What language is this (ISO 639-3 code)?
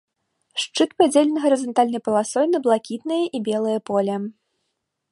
bel